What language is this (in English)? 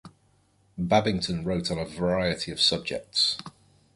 English